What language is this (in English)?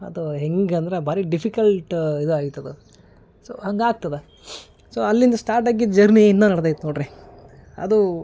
Kannada